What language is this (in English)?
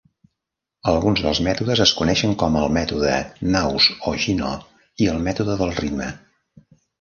Catalan